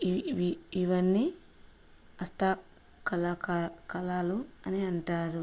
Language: Telugu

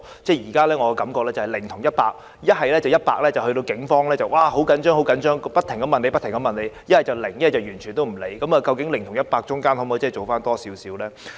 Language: Cantonese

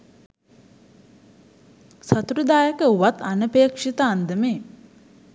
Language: Sinhala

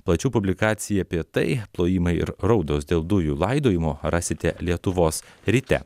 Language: Lithuanian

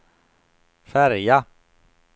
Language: Swedish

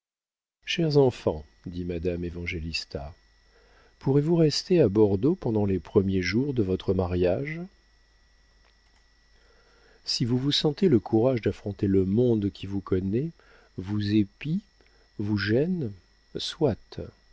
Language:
French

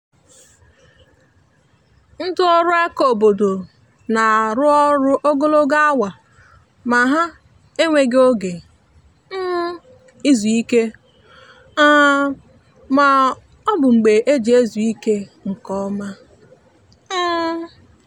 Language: Igbo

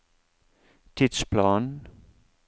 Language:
Norwegian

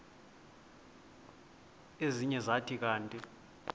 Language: Xhosa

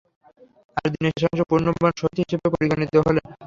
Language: Bangla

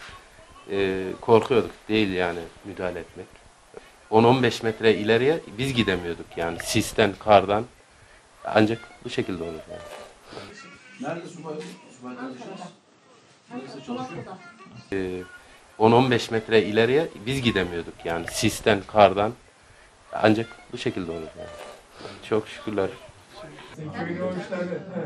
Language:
Turkish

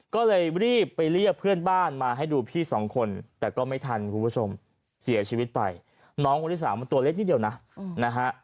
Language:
Thai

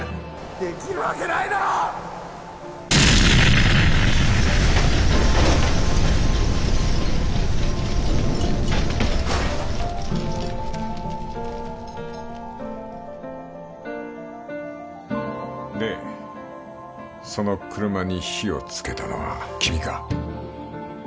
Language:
Japanese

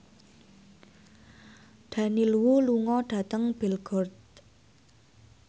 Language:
Javanese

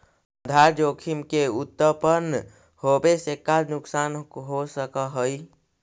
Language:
Magahi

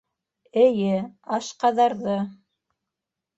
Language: Bashkir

